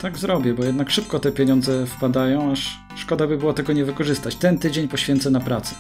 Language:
Polish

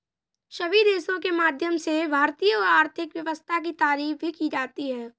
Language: Hindi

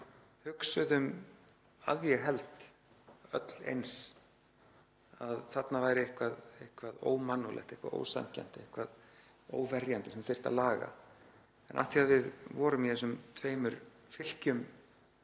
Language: Icelandic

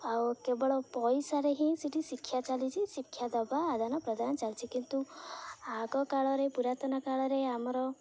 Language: Odia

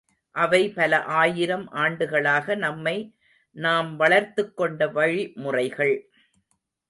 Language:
Tamil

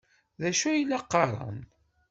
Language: Kabyle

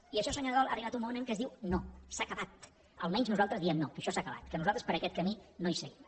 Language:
Catalan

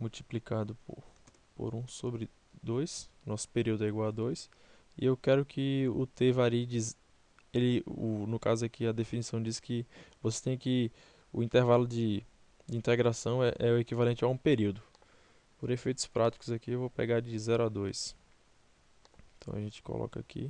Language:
Portuguese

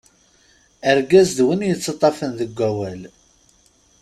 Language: Kabyle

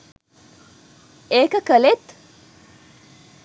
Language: Sinhala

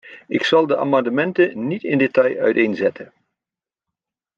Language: Dutch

